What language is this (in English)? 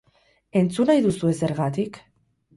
Basque